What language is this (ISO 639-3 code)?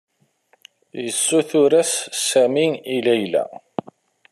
kab